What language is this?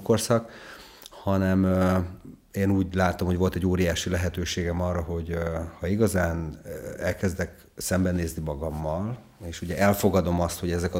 Hungarian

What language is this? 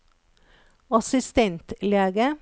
Norwegian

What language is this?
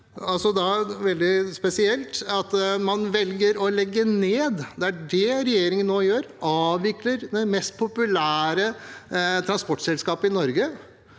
Norwegian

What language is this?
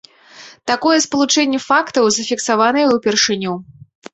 Belarusian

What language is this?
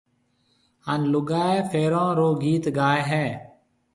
Marwari (Pakistan)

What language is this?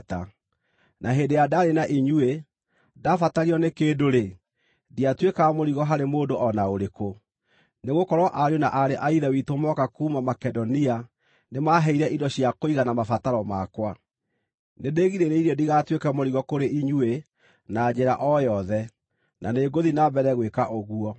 Kikuyu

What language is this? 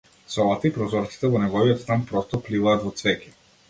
Macedonian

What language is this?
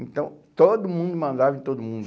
Portuguese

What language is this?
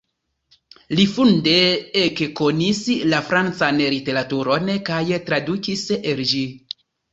Esperanto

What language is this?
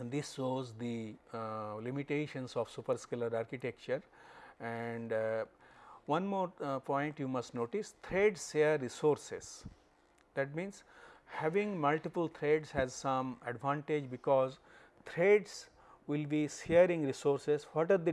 English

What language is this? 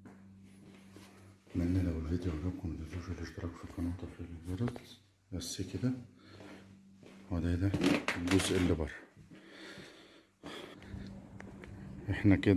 Arabic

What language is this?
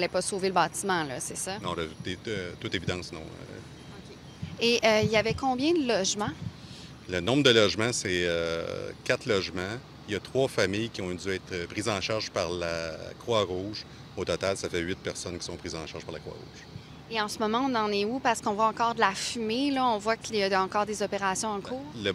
French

